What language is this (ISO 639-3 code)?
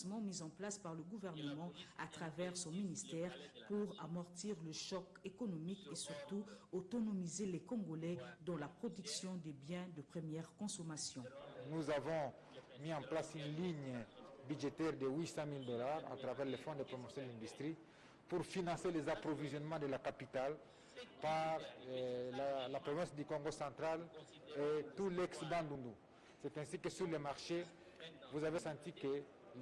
fra